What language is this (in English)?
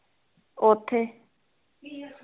Punjabi